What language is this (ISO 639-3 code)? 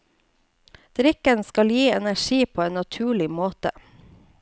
nor